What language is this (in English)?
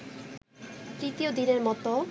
Bangla